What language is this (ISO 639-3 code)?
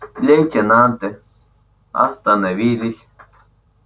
rus